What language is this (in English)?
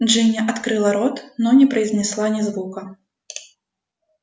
Russian